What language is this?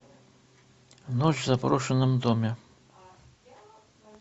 Russian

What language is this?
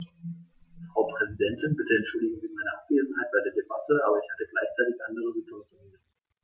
German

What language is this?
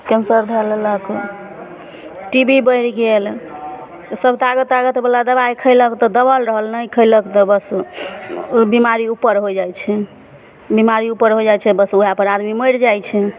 Maithili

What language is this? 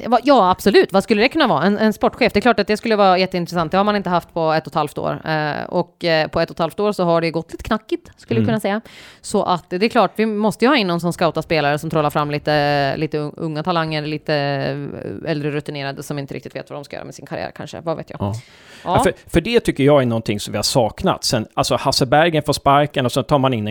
Swedish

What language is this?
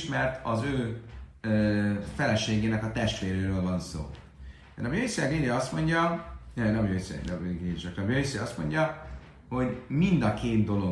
Hungarian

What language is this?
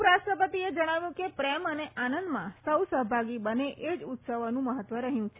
Gujarati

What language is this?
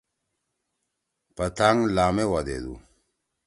Torwali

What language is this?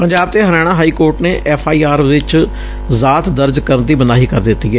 Punjabi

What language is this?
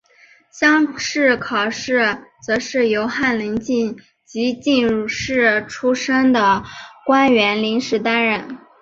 Chinese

